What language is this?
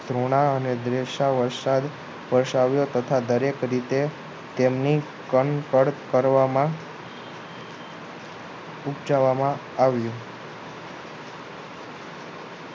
Gujarati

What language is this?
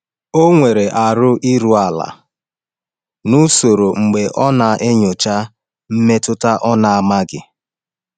Igbo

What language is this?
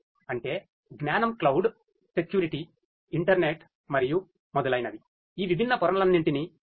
Telugu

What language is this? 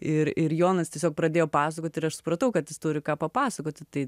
Lithuanian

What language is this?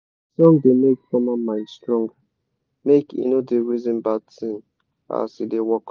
Nigerian Pidgin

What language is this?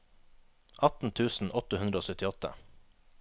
Norwegian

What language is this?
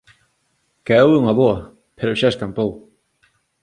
Galician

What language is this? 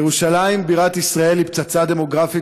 Hebrew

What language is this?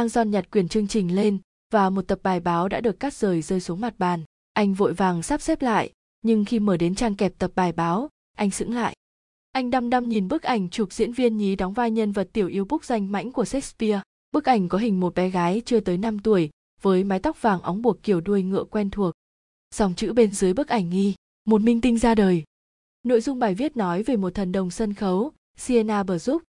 Vietnamese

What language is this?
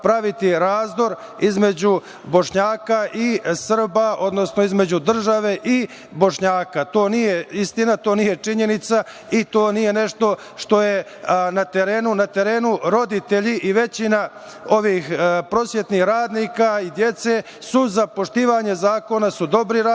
Serbian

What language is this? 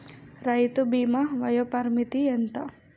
Telugu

